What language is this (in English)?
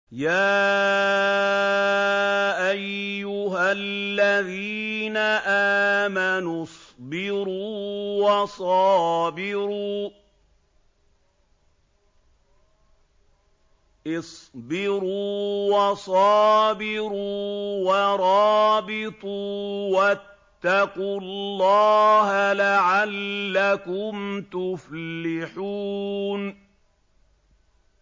Arabic